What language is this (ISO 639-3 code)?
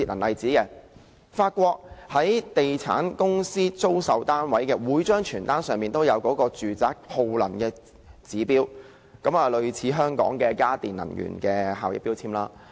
yue